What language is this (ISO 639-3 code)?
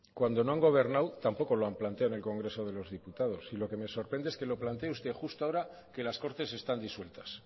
spa